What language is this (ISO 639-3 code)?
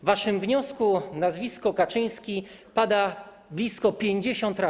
pol